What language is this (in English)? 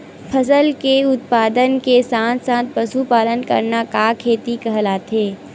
Chhattisgarhi